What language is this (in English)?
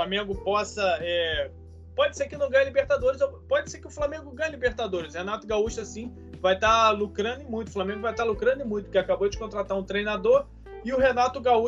Portuguese